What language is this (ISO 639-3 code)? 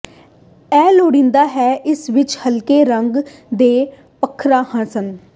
pan